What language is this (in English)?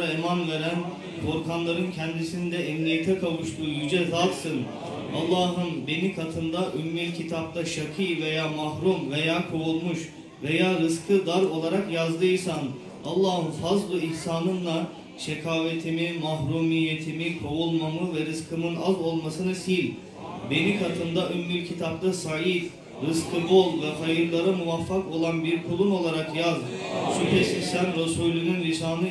Turkish